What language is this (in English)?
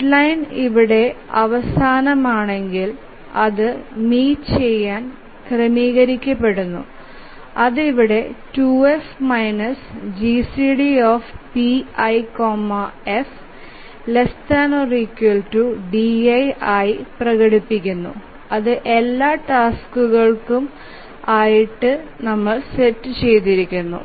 Malayalam